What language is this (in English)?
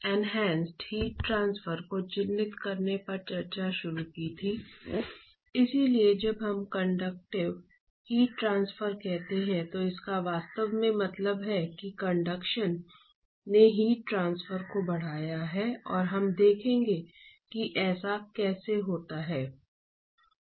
Hindi